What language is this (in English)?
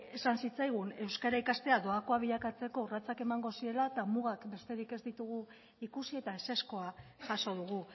Basque